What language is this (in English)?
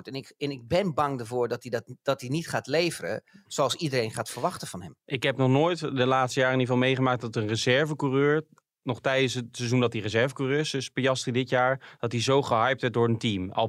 Dutch